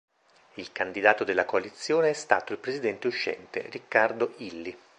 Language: Italian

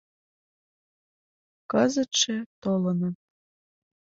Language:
Mari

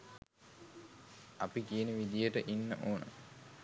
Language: Sinhala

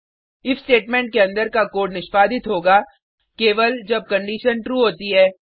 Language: Hindi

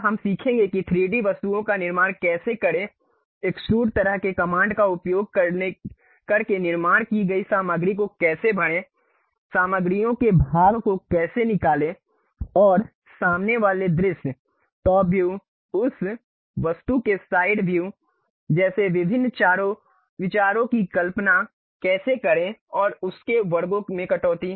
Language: Hindi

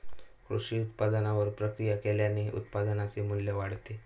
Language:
Marathi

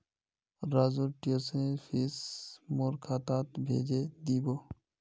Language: Magahi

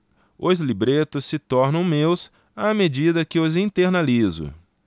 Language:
Portuguese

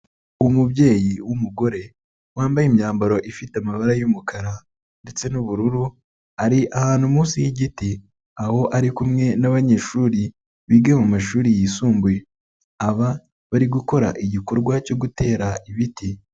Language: Kinyarwanda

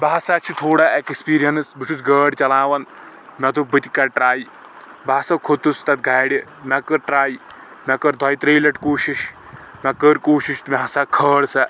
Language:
Kashmiri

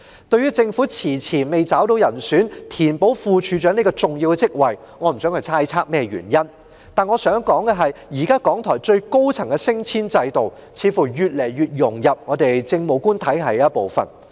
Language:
Cantonese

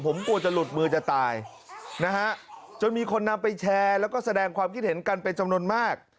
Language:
Thai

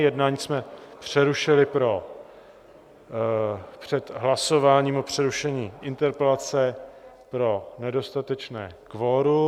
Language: Czech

